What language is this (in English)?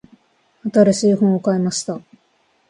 Japanese